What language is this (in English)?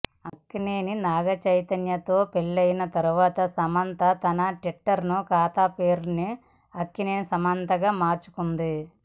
Telugu